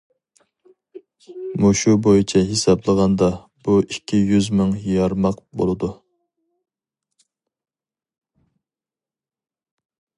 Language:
Uyghur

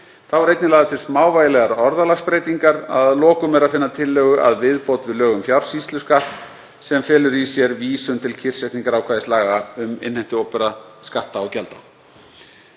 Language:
Icelandic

